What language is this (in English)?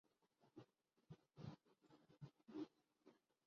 Urdu